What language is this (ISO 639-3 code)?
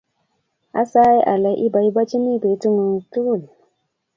kln